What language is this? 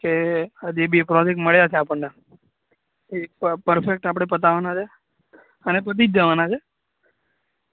Gujarati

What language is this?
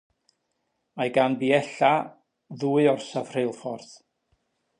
Welsh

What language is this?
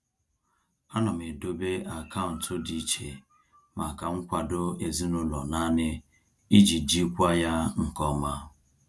Igbo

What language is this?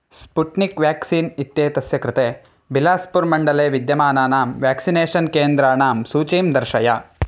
Sanskrit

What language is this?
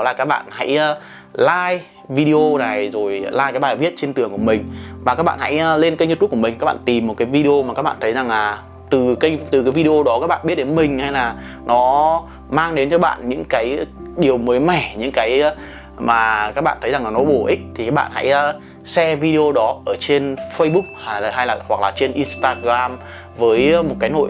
Vietnamese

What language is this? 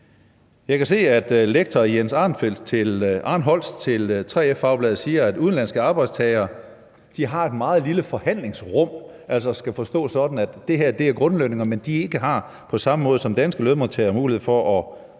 Danish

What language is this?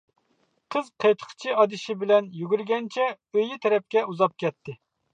Uyghur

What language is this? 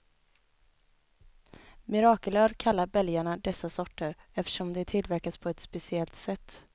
Swedish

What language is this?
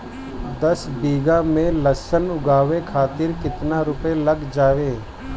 Bhojpuri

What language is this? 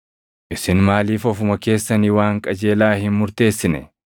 Oromo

